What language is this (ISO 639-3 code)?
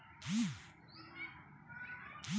bho